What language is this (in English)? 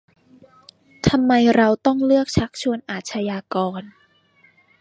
Thai